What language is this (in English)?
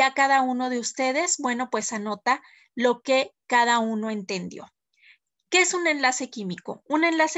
Spanish